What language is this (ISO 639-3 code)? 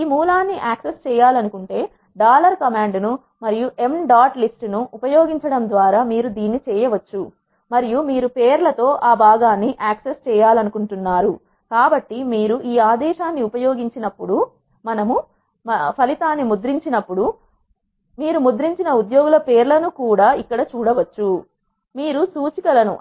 tel